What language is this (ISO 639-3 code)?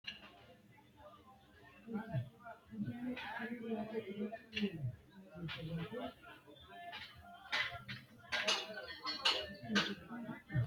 sid